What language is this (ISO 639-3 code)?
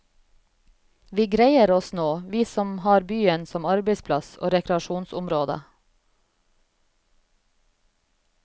nor